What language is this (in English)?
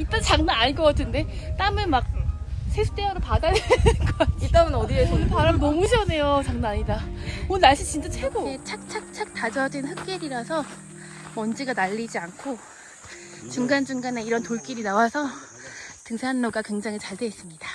Korean